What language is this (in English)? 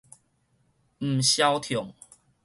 Min Nan Chinese